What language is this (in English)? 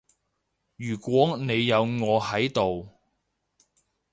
Cantonese